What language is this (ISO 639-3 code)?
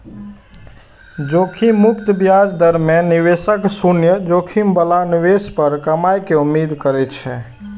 mai